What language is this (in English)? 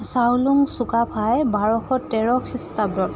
Assamese